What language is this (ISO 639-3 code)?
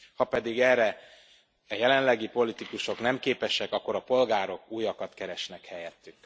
hun